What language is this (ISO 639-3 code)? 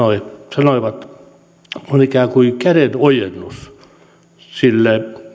fin